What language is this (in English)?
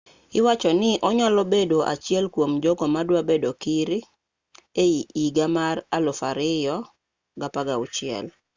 Luo (Kenya and Tanzania)